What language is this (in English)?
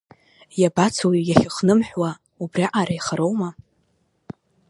Abkhazian